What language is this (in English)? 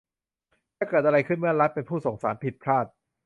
Thai